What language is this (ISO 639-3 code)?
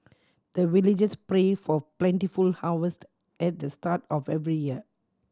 eng